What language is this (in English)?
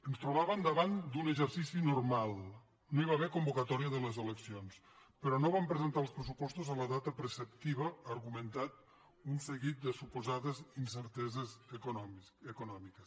Catalan